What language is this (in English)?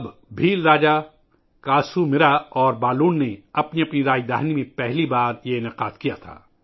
Urdu